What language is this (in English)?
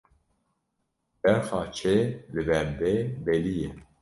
Kurdish